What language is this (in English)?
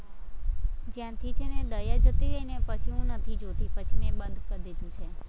Gujarati